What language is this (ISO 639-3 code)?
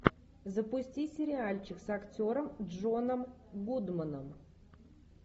rus